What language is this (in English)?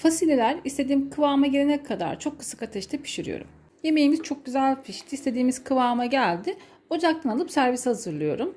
Turkish